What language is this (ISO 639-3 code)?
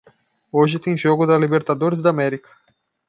por